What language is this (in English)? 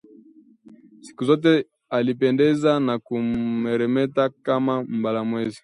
Swahili